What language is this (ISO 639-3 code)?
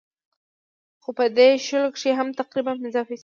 pus